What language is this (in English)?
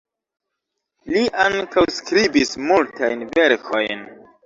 Esperanto